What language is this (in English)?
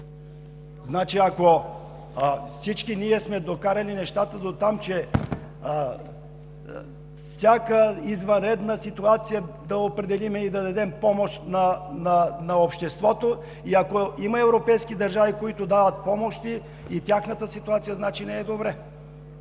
Bulgarian